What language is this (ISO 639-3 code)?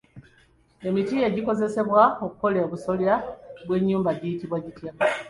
lug